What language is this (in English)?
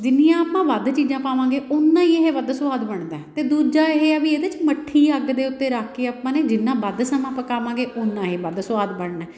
Punjabi